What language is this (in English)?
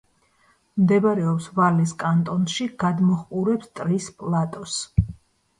Georgian